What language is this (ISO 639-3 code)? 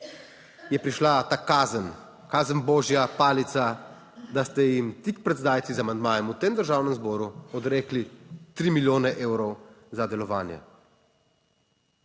slv